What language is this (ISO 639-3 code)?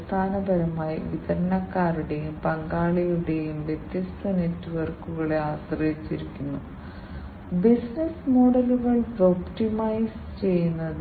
mal